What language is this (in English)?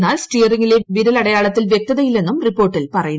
Malayalam